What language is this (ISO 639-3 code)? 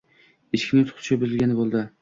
uzb